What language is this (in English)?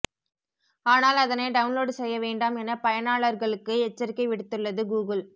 Tamil